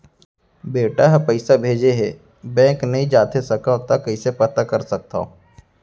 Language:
Chhattisgarhi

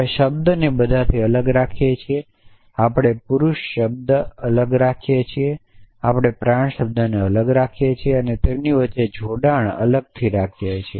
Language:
Gujarati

